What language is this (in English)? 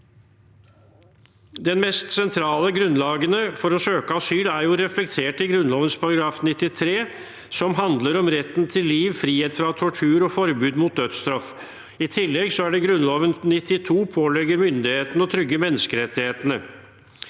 Norwegian